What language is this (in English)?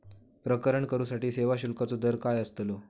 Marathi